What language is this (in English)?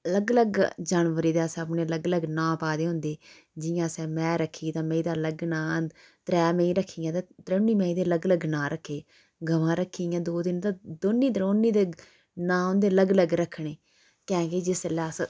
Dogri